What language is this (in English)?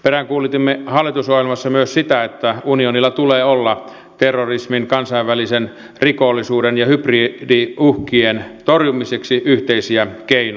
Finnish